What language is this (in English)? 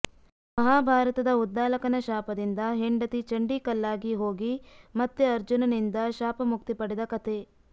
Kannada